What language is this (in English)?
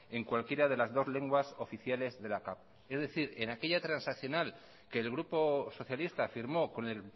Spanish